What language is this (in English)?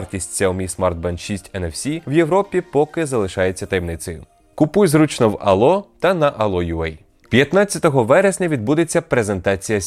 Ukrainian